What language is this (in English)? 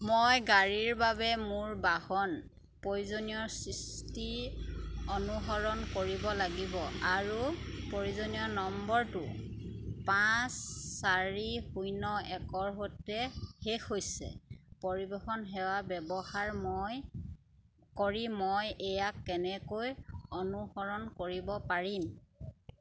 Assamese